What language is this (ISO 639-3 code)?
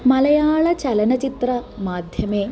san